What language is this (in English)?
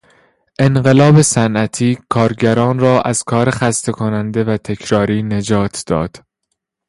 Persian